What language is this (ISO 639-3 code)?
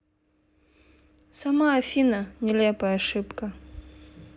rus